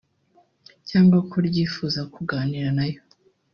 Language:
Kinyarwanda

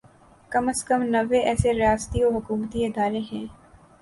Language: Urdu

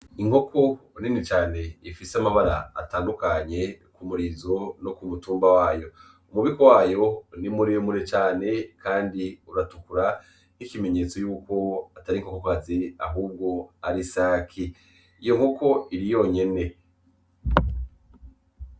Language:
Rundi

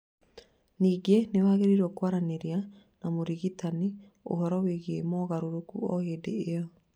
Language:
Kikuyu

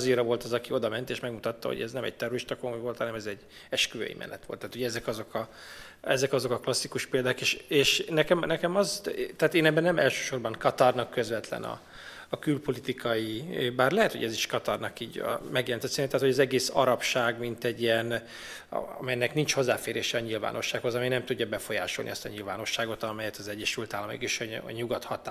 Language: Hungarian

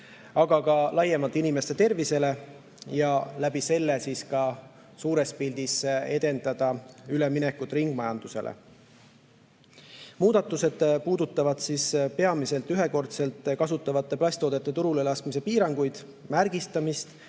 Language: Estonian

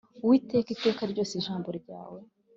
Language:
Kinyarwanda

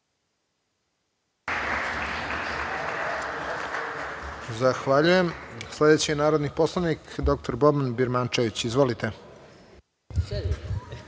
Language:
Serbian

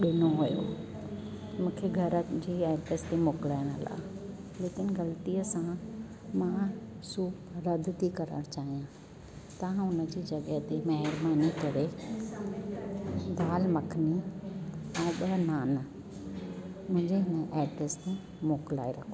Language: Sindhi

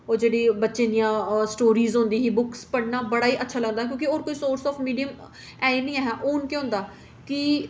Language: Dogri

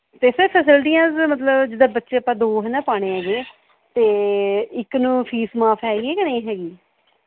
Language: Punjabi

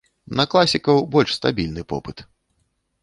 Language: Belarusian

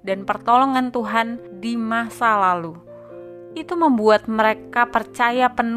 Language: Indonesian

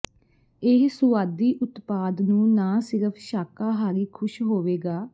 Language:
Punjabi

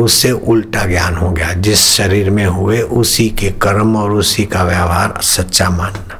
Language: Hindi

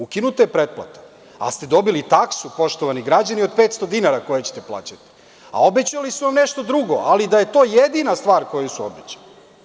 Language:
Serbian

